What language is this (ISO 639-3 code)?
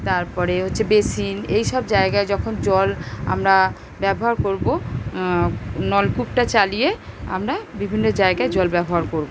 ben